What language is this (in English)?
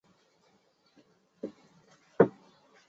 Chinese